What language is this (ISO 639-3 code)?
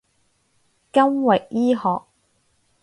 yue